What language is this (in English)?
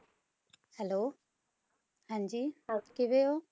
Punjabi